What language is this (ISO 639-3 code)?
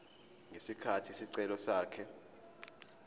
zul